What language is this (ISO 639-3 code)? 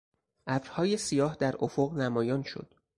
fas